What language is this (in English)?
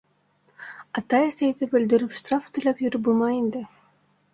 Bashkir